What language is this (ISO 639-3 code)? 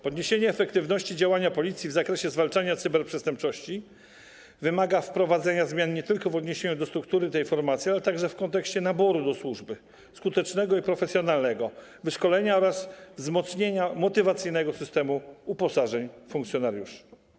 pol